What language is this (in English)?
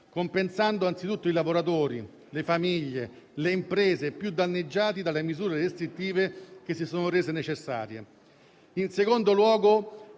Italian